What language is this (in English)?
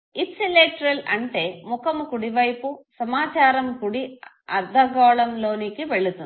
Telugu